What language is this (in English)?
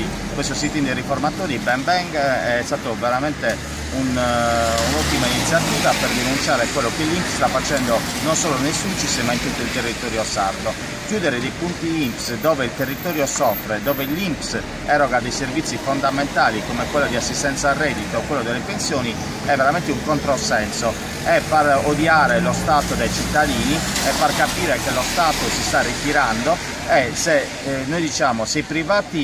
Italian